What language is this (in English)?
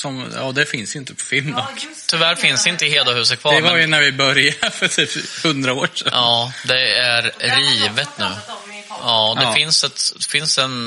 Swedish